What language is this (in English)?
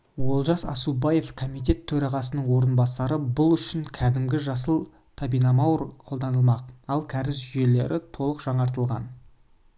Kazakh